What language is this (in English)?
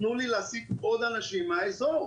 Hebrew